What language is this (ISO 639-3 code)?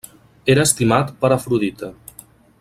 cat